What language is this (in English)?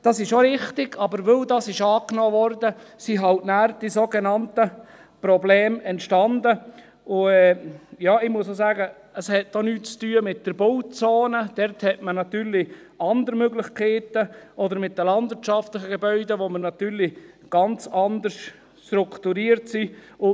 Swiss German